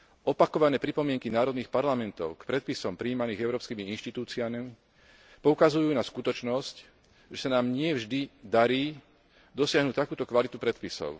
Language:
Slovak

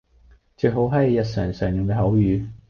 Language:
Cantonese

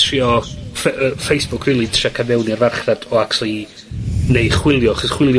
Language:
Welsh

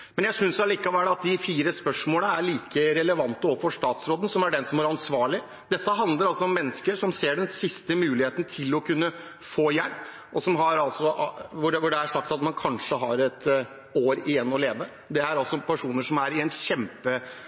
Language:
Norwegian Bokmål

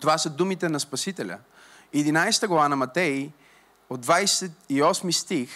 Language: Bulgarian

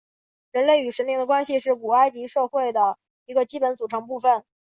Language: Chinese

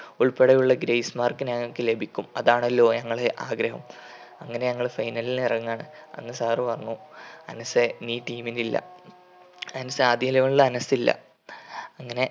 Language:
Malayalam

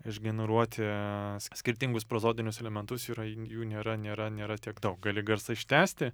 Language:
Lithuanian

